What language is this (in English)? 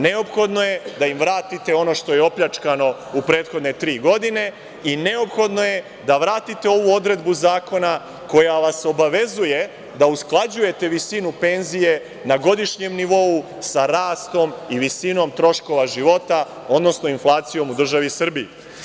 Serbian